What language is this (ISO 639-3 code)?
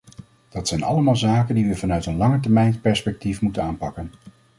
nld